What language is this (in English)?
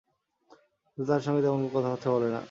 Bangla